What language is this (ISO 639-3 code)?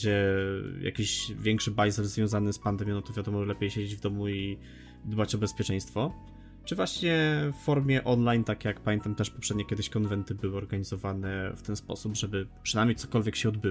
pol